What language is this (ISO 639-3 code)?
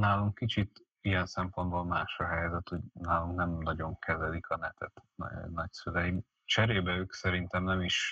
hun